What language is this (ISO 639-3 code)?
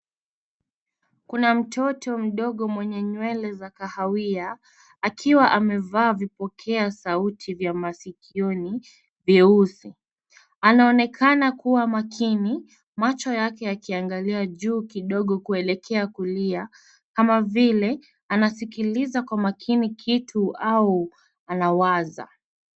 swa